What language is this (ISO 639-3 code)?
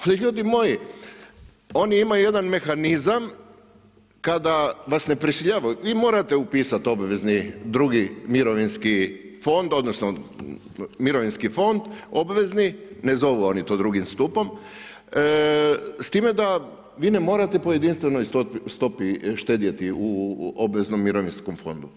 hrv